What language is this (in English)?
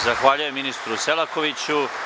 Serbian